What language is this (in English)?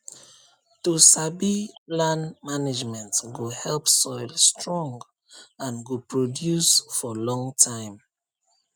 Nigerian Pidgin